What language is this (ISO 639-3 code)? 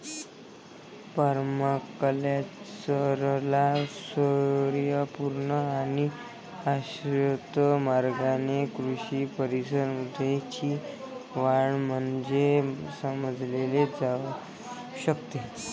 mar